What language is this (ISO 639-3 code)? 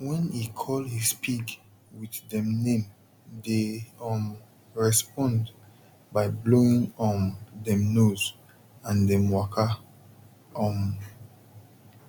pcm